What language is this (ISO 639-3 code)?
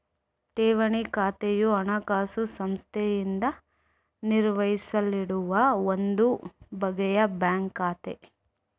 kan